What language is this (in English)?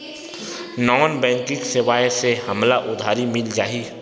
Chhattisgarhi